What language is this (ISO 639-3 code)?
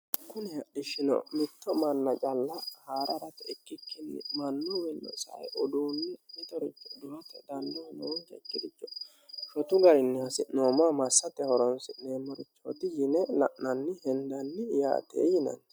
sid